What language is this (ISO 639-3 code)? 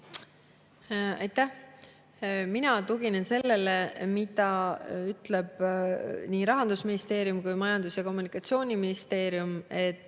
est